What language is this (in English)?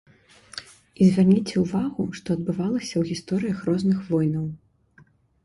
Belarusian